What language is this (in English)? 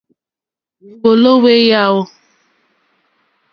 Mokpwe